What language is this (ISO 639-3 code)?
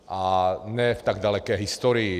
ces